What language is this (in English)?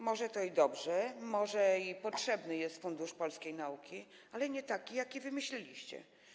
Polish